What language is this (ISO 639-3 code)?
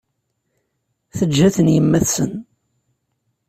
kab